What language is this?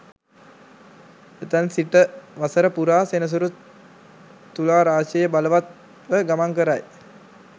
Sinhala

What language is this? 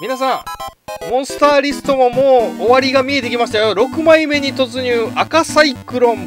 Japanese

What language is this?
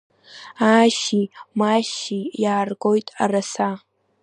Abkhazian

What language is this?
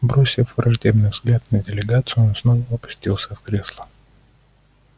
Russian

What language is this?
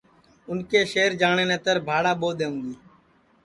Sansi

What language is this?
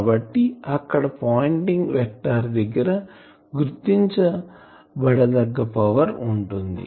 Telugu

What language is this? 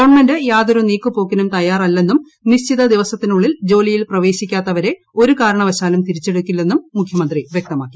Malayalam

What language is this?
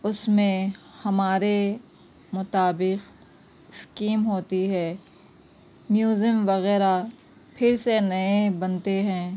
Urdu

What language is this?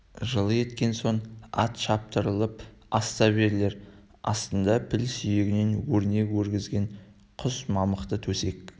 Kazakh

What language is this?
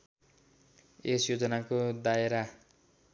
Nepali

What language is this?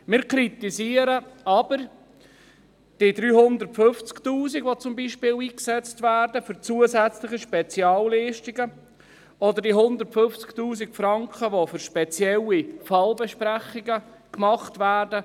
Swiss German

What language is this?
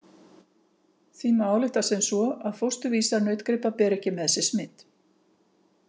Icelandic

